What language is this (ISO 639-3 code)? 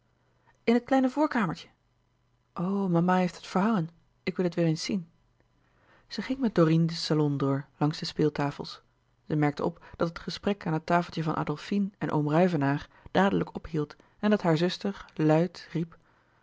nld